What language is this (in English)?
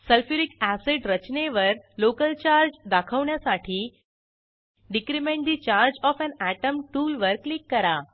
Marathi